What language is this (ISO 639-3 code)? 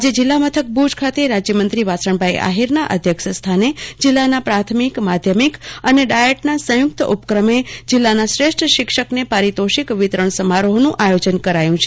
guj